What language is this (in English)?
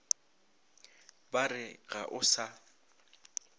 Northern Sotho